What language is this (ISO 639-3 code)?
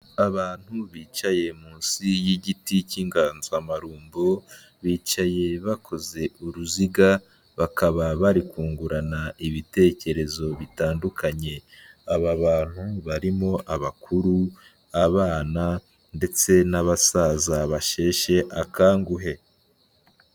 kin